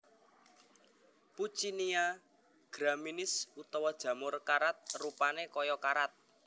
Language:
Javanese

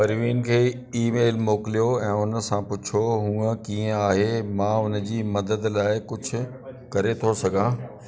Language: Sindhi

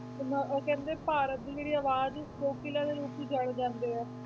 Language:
Punjabi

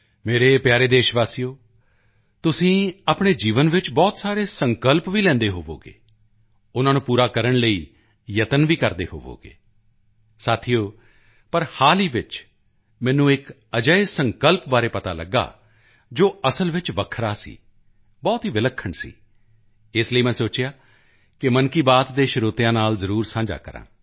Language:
Punjabi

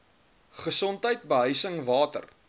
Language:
Afrikaans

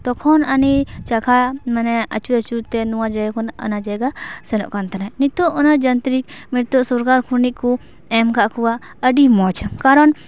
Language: Santali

